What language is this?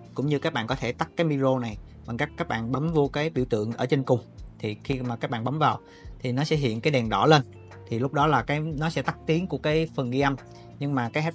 Vietnamese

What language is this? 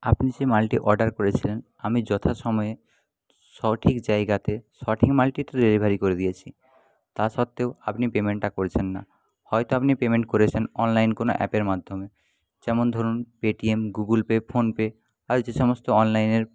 Bangla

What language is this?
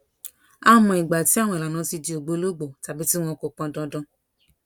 Yoruba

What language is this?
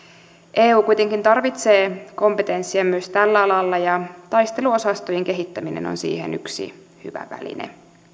Finnish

